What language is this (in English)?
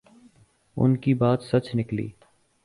Urdu